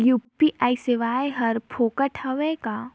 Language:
Chhattisgarhi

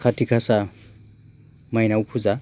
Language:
Bodo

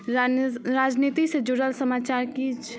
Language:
Maithili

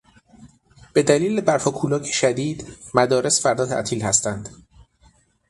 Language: Persian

